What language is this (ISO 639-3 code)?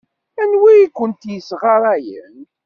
kab